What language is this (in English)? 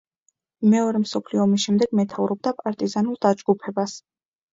Georgian